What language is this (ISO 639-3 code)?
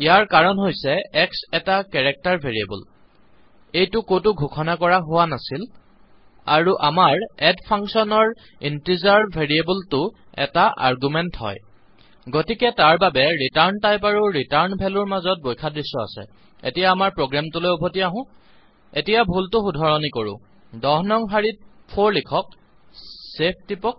asm